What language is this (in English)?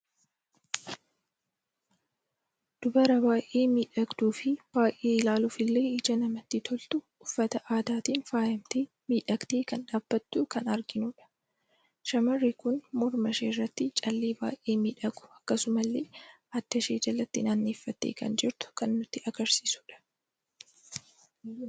Oromo